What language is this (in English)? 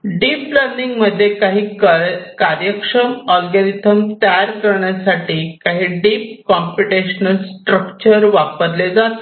Marathi